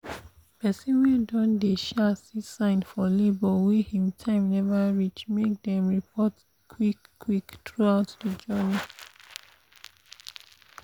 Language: Nigerian Pidgin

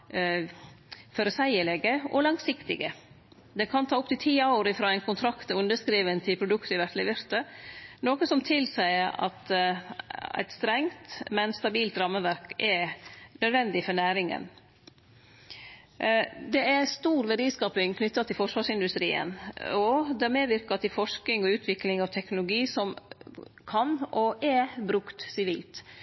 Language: Norwegian Nynorsk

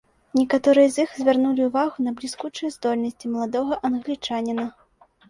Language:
Belarusian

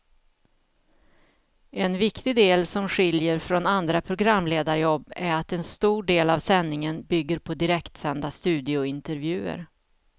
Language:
Swedish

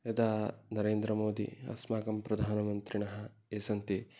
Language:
Sanskrit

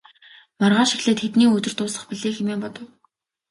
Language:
Mongolian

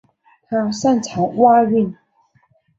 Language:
Chinese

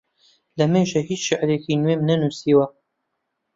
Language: Central Kurdish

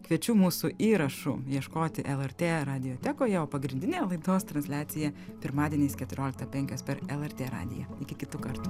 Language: Lithuanian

